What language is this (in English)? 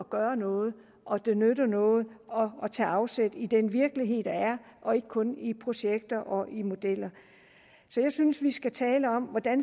Danish